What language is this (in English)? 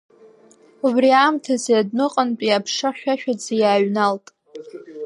Abkhazian